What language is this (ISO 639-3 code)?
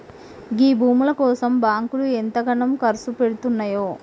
tel